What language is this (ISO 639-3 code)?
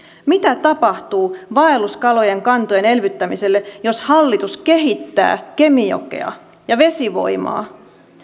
fin